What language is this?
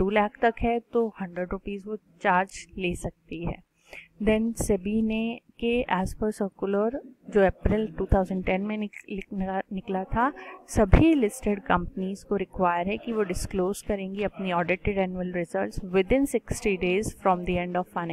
Hindi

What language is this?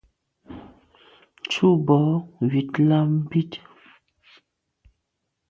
Medumba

